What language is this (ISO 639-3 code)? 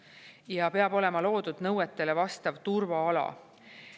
est